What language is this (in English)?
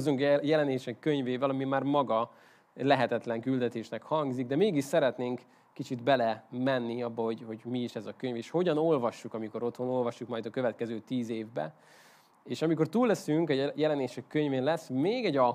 Hungarian